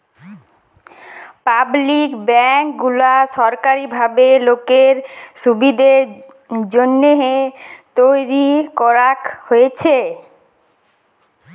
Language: Bangla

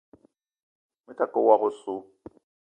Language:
Eton (Cameroon)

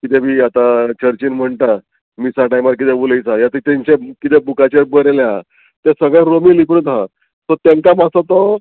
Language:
Konkani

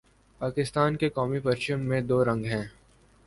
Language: Urdu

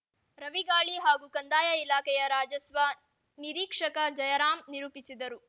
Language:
Kannada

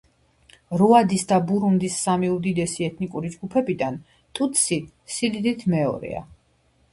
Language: Georgian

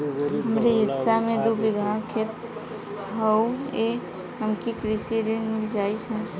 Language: Bhojpuri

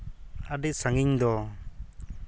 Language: Santali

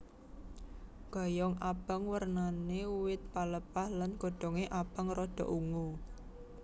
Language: Javanese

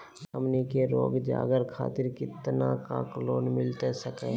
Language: Magahi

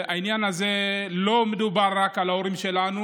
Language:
Hebrew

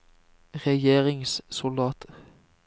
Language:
Norwegian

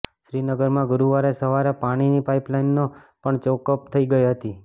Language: Gujarati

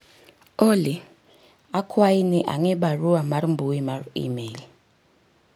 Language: Luo (Kenya and Tanzania)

